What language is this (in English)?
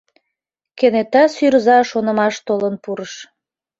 Mari